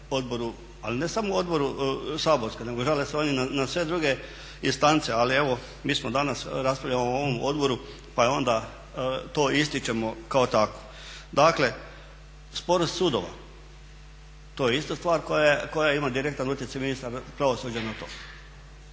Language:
Croatian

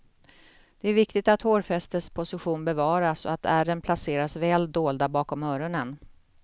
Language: Swedish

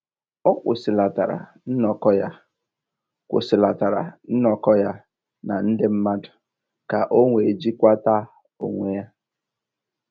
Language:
Igbo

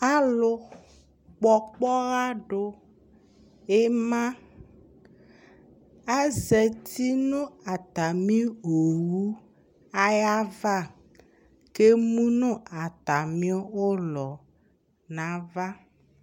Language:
Ikposo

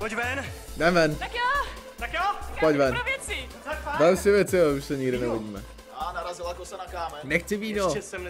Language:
Czech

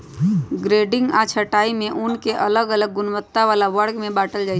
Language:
Magahi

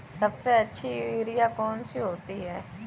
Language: Hindi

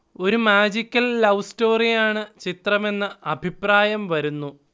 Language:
Malayalam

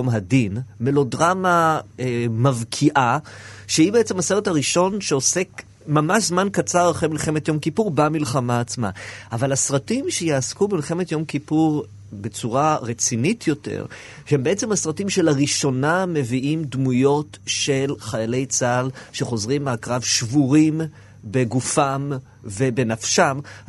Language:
Hebrew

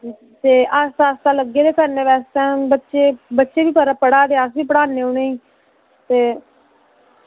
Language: Dogri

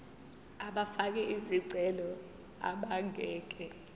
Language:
Zulu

